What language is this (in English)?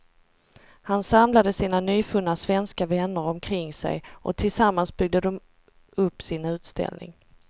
Swedish